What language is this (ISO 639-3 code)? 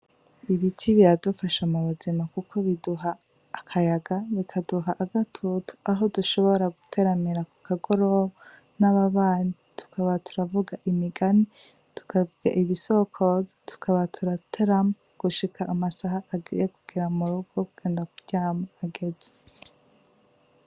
run